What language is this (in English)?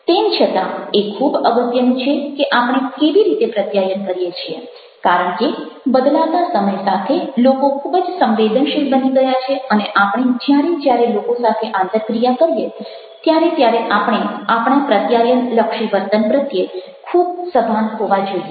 Gujarati